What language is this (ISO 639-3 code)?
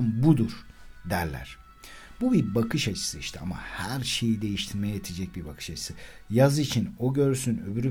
tur